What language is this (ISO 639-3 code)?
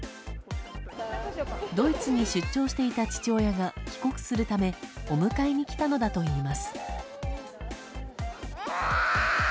jpn